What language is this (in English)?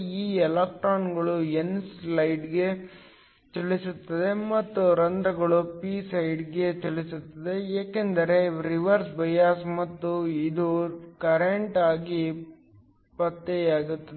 Kannada